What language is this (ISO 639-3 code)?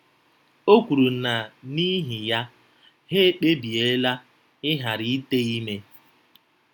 ibo